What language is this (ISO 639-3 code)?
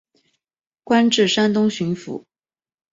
zho